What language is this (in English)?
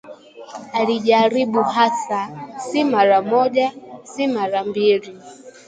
Swahili